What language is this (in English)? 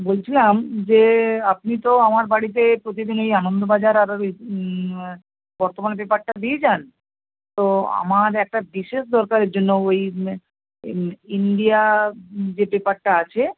Bangla